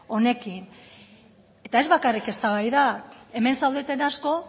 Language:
Basque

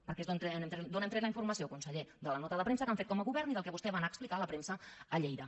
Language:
Catalan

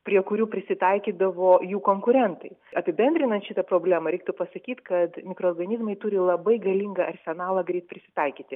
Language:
Lithuanian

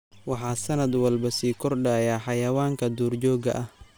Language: Somali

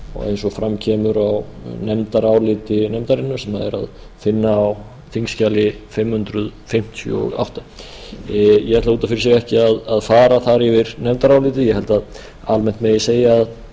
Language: Icelandic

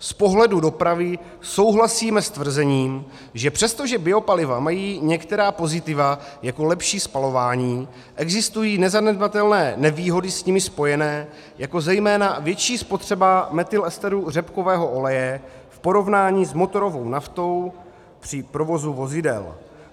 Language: Czech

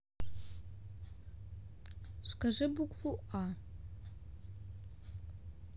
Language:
Russian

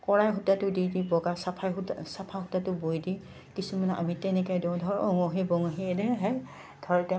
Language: Assamese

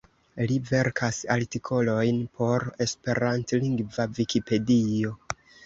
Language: Esperanto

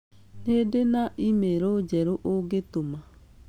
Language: Kikuyu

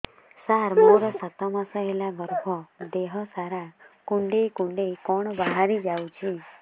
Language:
Odia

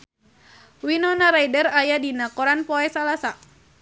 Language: Sundanese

